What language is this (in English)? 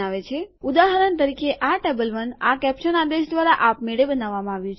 Gujarati